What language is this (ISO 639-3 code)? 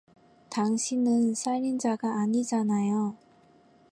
kor